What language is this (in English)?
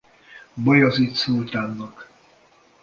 Hungarian